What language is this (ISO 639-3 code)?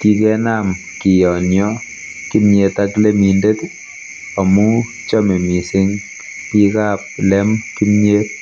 kln